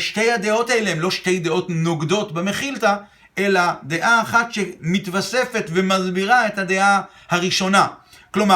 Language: Hebrew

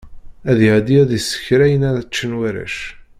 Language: Kabyle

